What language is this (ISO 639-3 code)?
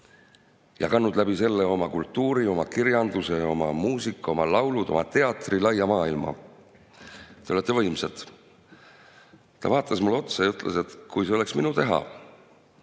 est